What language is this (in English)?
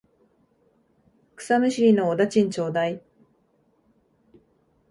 Japanese